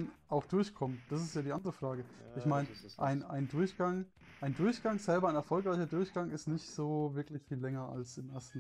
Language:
German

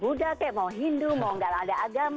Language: Indonesian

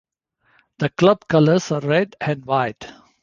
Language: English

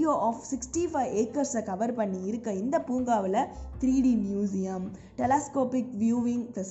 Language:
Tamil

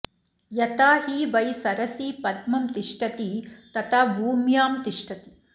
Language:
Sanskrit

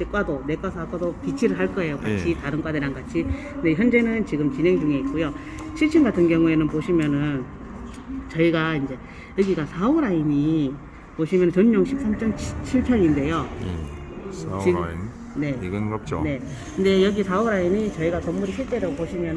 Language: Korean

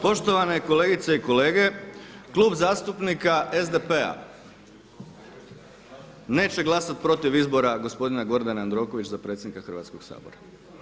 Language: Croatian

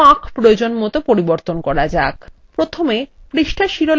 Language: Bangla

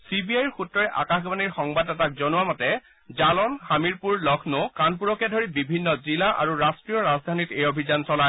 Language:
Assamese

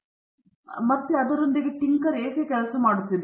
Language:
Kannada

